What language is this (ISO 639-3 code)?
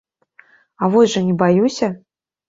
bel